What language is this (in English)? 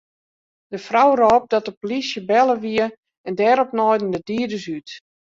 Western Frisian